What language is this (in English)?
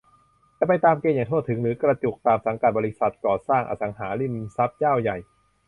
Thai